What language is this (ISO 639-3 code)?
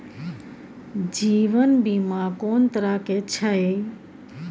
mai